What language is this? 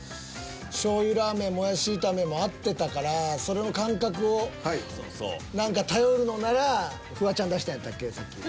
Japanese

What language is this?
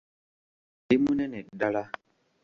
Ganda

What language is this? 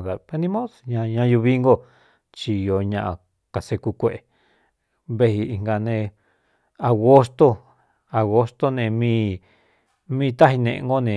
Cuyamecalco Mixtec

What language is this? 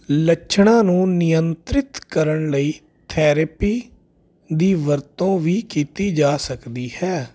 Punjabi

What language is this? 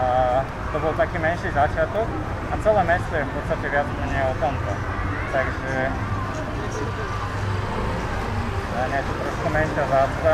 Slovak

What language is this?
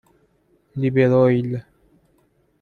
Persian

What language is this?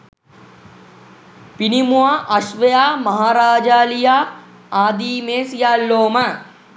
Sinhala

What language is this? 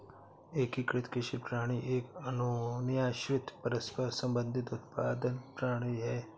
Hindi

